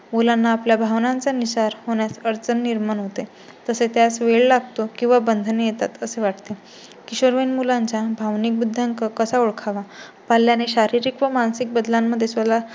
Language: Marathi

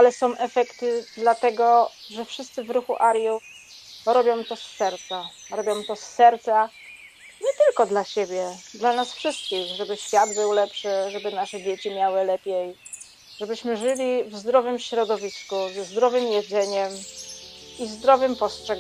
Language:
Polish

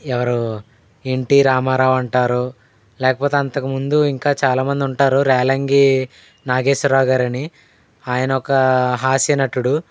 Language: Telugu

